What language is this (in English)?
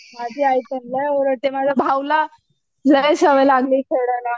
Marathi